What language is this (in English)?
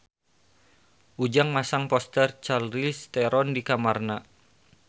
Sundanese